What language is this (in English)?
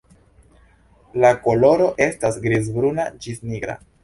Esperanto